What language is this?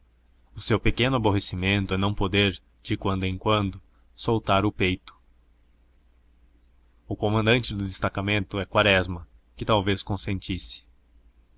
Portuguese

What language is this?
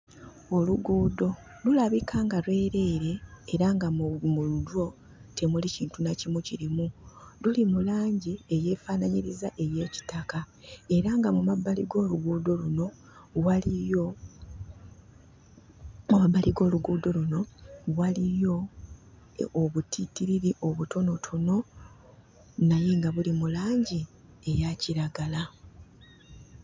Ganda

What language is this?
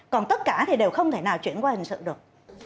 Vietnamese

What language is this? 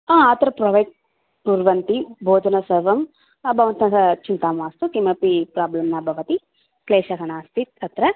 Sanskrit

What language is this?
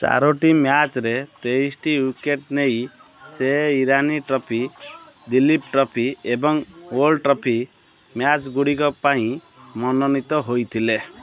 Odia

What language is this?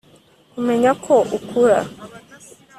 Kinyarwanda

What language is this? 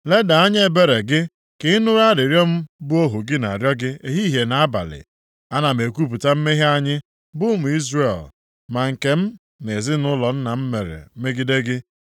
Igbo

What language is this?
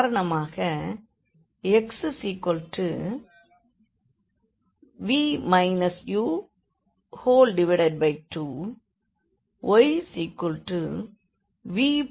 Tamil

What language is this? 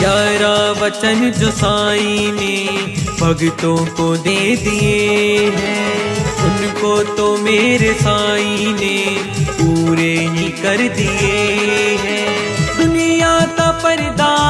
Hindi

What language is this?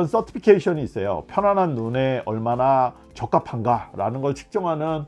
Korean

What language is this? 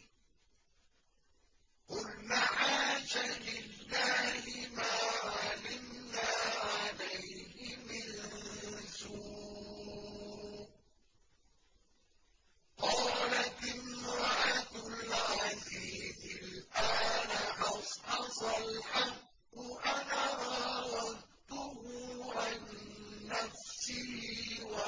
Arabic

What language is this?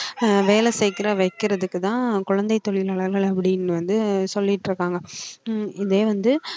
Tamil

